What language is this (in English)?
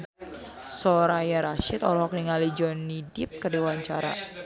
Sundanese